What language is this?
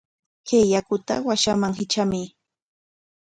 Corongo Ancash Quechua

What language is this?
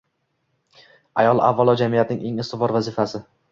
Uzbek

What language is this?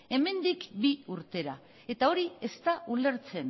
Basque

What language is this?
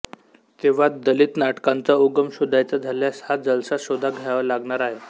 Marathi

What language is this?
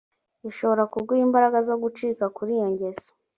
Kinyarwanda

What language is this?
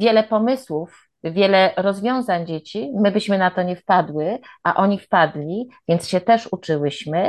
Polish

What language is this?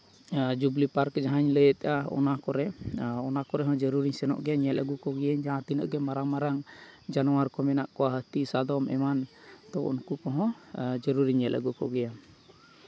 Santali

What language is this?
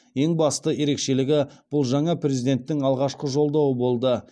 Kazakh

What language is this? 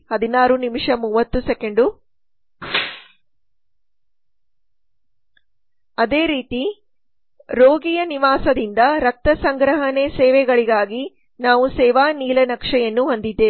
Kannada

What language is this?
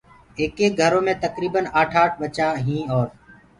Gurgula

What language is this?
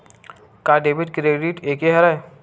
Chhattisgarhi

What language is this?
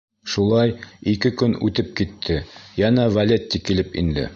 Bashkir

